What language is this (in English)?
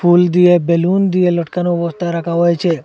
Bangla